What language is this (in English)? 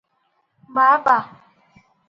Odia